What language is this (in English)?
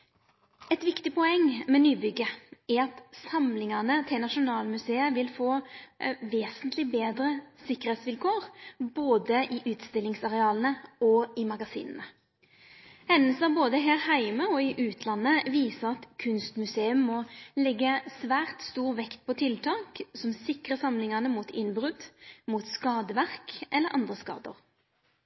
Norwegian Nynorsk